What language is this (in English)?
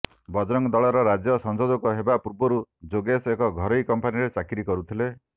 Odia